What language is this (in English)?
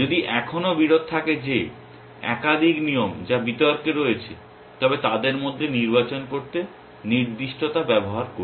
Bangla